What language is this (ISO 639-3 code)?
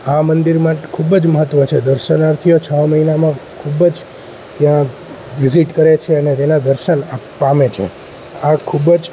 guj